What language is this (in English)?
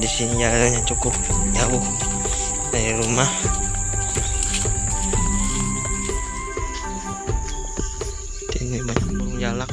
Indonesian